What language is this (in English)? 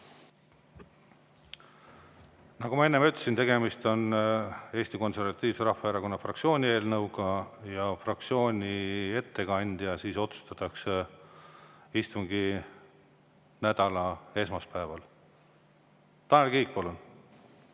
Estonian